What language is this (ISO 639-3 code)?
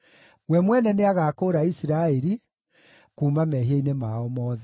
kik